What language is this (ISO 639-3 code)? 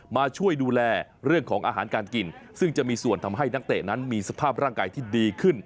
tha